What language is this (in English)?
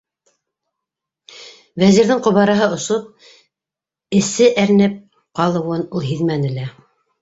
Bashkir